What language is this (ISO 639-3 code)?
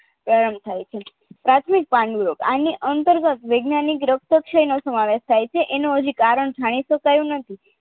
guj